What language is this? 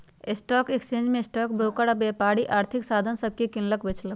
Magahi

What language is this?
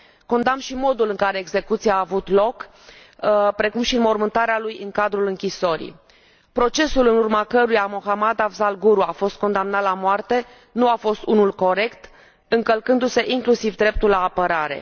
Romanian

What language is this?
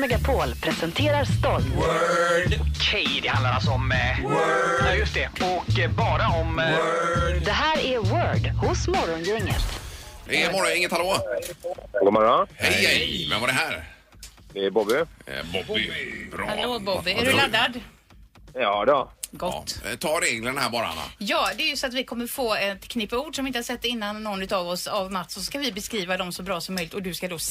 Swedish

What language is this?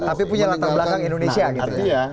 Indonesian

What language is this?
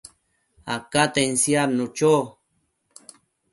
Matsés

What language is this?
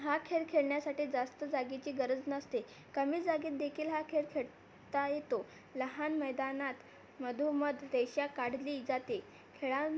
Marathi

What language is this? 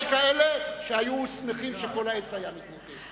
Hebrew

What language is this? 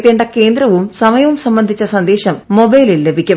Malayalam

